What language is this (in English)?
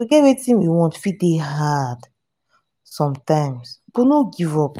Nigerian Pidgin